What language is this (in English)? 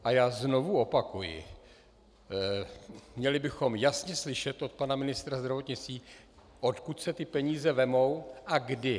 Czech